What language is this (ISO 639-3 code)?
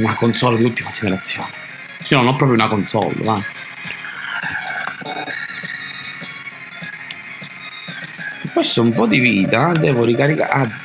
ita